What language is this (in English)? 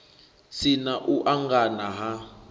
Venda